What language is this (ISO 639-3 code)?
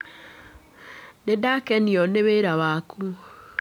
kik